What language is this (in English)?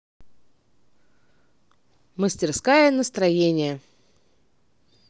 Russian